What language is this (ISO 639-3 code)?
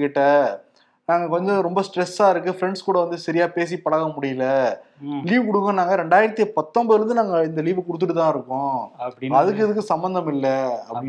tam